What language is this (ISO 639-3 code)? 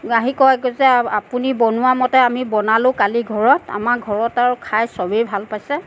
asm